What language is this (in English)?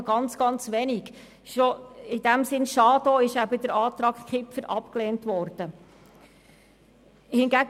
Swiss German